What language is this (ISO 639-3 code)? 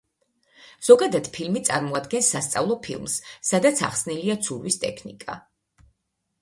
kat